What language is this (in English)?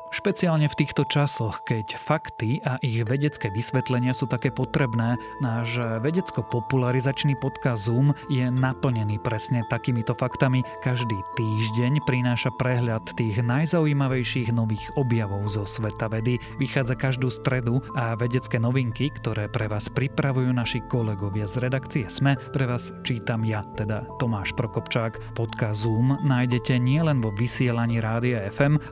Slovak